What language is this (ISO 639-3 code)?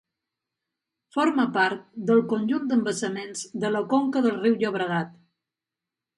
cat